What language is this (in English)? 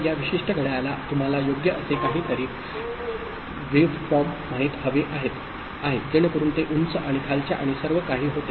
Marathi